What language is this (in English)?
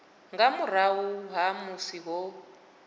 Venda